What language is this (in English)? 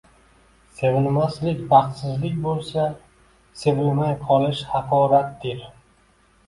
Uzbek